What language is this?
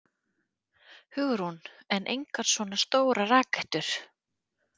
Icelandic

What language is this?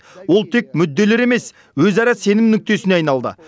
Kazakh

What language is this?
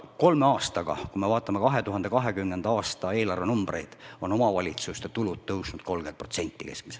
Estonian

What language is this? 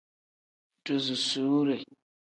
Tem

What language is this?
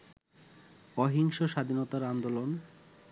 Bangla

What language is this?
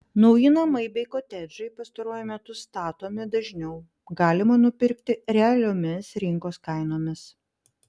Lithuanian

